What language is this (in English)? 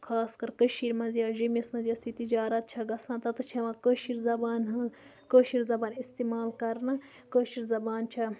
Kashmiri